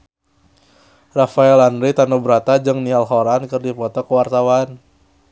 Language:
Sundanese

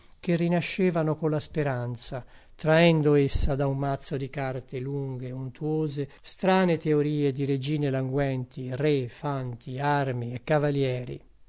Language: Italian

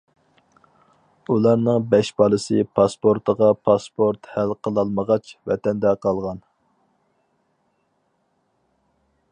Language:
Uyghur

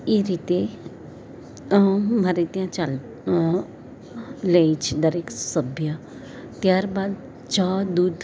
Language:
Gujarati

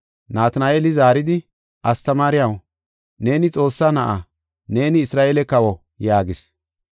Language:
Gofa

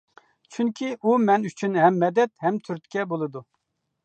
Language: Uyghur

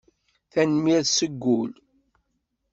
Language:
Kabyle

